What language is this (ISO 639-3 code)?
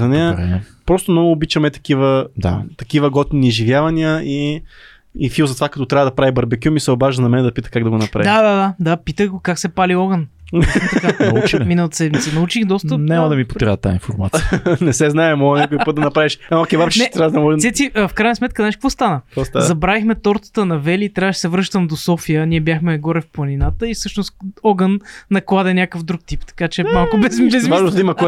bul